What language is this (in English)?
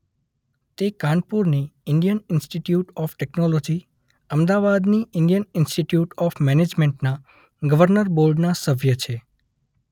Gujarati